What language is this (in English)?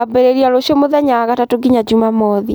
Kikuyu